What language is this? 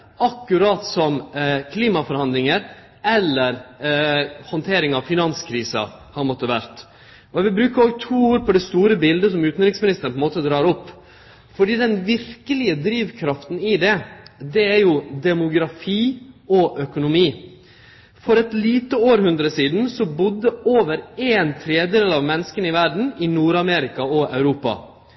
Norwegian Nynorsk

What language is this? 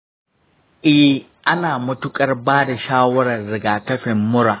Hausa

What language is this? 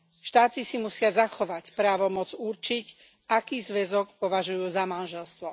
Slovak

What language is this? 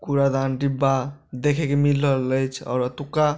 Maithili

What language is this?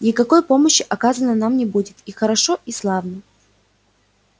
Russian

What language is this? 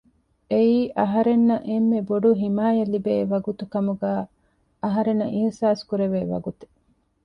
Divehi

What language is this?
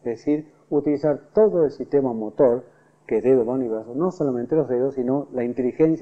Spanish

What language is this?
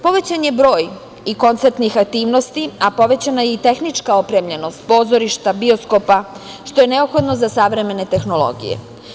Serbian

